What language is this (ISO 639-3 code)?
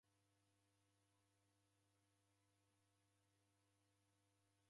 dav